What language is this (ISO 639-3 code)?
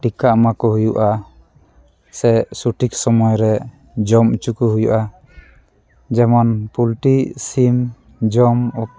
sat